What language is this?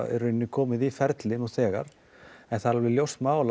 Icelandic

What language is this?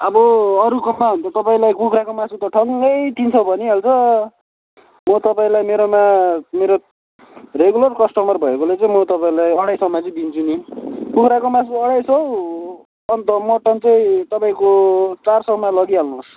Nepali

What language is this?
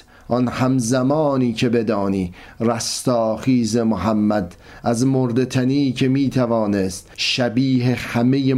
Persian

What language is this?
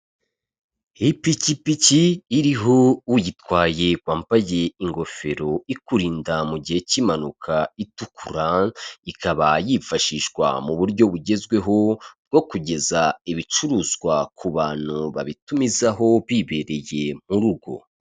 Kinyarwanda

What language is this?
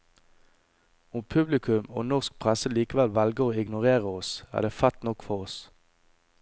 Norwegian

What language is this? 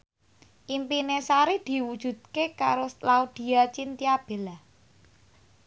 Javanese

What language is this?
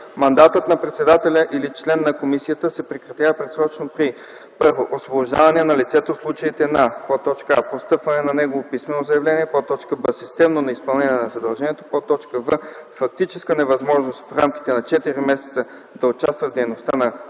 Bulgarian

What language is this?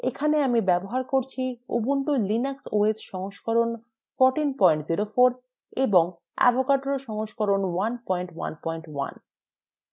Bangla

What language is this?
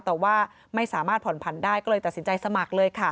Thai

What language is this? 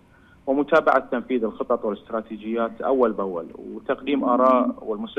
Arabic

